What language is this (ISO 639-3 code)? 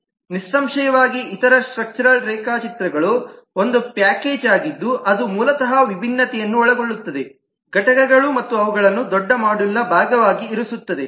kan